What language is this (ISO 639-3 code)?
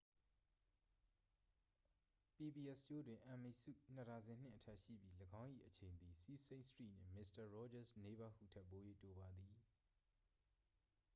mya